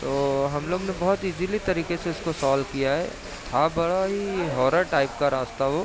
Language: Urdu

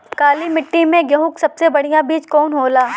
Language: Bhojpuri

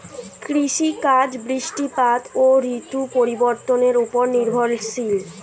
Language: Bangla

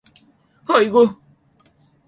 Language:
Korean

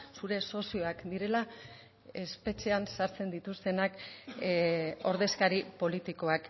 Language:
Basque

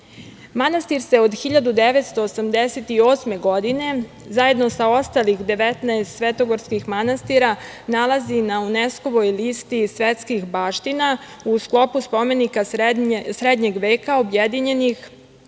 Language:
Serbian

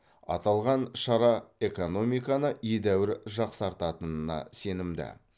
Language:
Kazakh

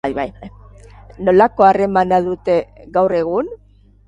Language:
Basque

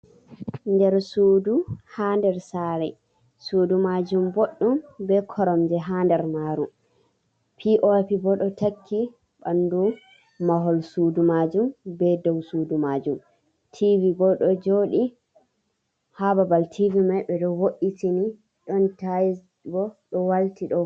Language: Fula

